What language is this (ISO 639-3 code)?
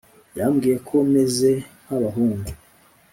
kin